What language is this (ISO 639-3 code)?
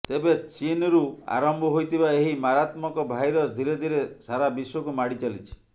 ori